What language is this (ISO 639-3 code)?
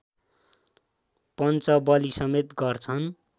nep